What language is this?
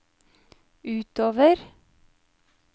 Norwegian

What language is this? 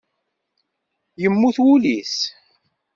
Kabyle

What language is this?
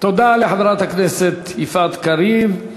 Hebrew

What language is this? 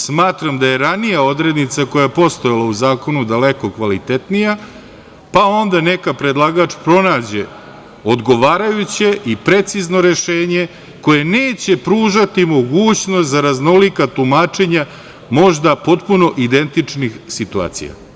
Serbian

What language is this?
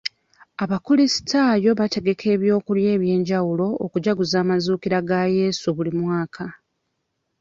Ganda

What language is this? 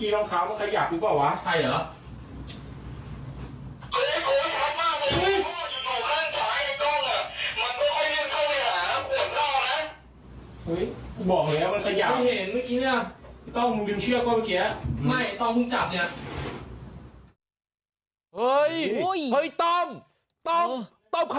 Thai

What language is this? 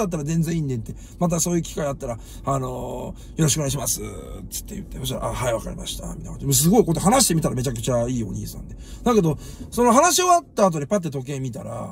Japanese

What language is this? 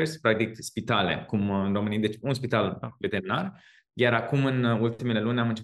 Romanian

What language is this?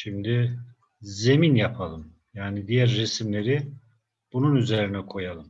Turkish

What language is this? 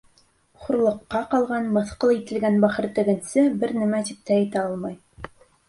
Bashkir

